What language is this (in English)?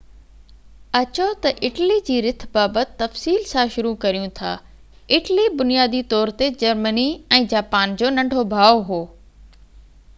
Sindhi